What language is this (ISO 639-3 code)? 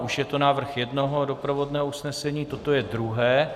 ces